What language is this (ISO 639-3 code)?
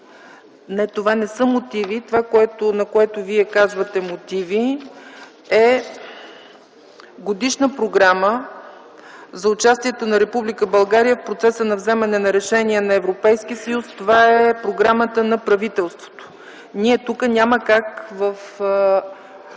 bul